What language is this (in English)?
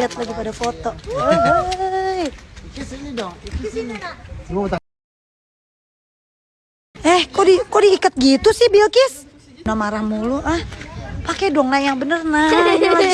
Indonesian